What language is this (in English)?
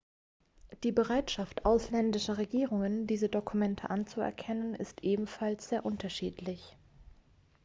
German